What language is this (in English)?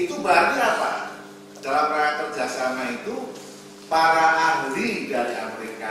Indonesian